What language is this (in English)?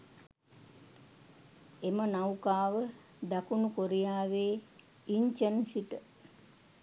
Sinhala